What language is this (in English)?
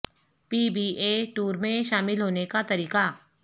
Urdu